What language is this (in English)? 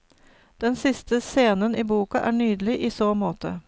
Norwegian